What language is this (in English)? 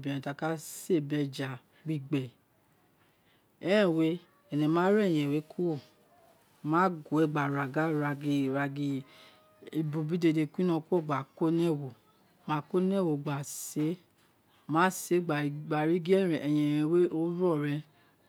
Isekiri